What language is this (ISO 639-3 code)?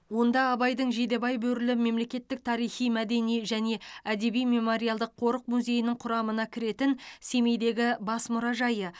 kaz